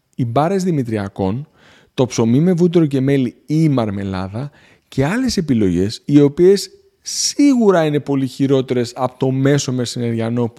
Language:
Greek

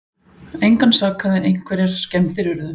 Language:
Icelandic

